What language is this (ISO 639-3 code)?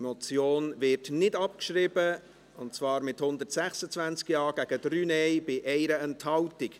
gsw